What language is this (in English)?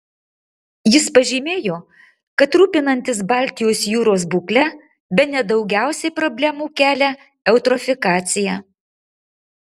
Lithuanian